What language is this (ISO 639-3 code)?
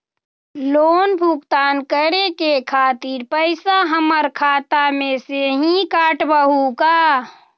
mag